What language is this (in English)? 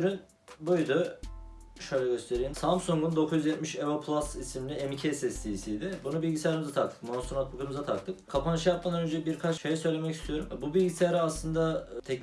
Turkish